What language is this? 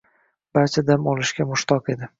Uzbek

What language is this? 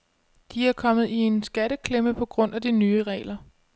Danish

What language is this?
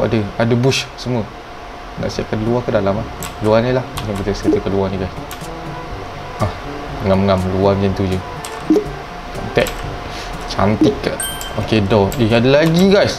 Malay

